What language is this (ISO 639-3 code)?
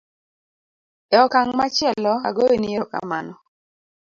luo